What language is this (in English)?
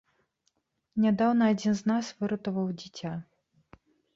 Belarusian